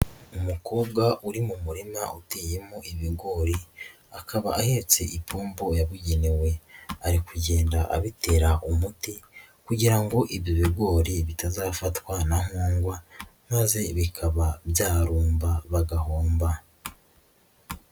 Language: Kinyarwanda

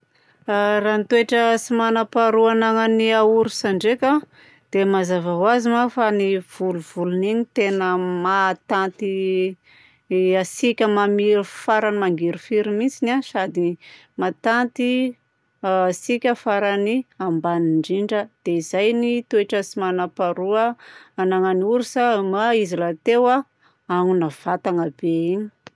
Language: Southern Betsimisaraka Malagasy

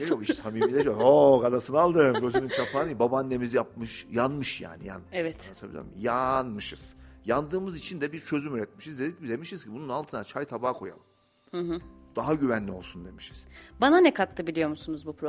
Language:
Turkish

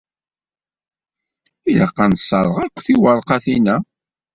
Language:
Kabyle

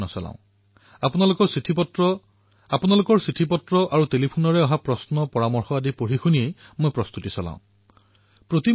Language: Assamese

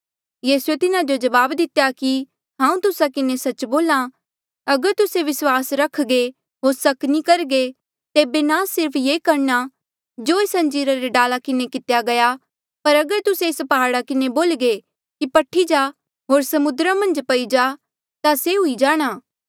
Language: Mandeali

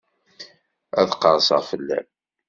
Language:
Kabyle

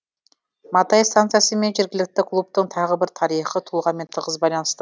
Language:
Kazakh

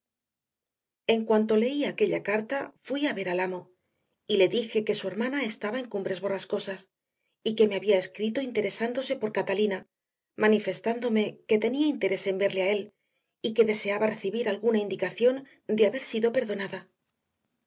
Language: Spanish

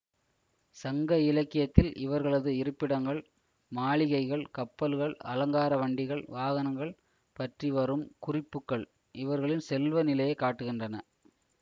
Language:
Tamil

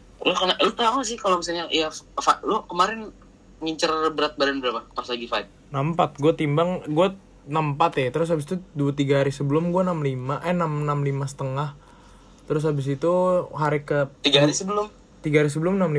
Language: Indonesian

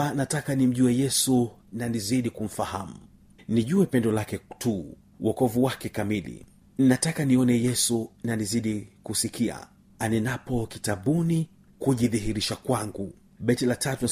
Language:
Swahili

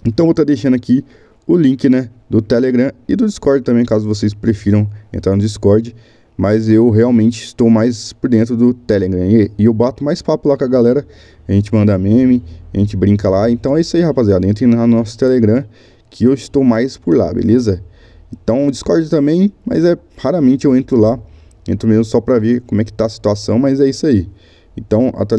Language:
Portuguese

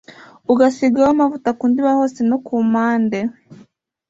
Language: Kinyarwanda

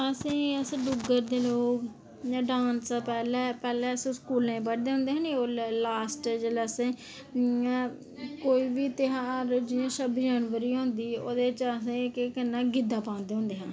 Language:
Dogri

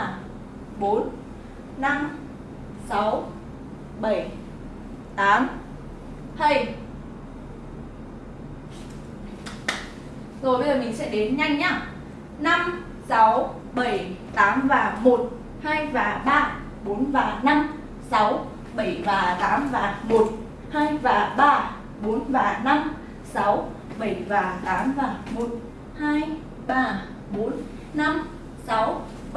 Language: Vietnamese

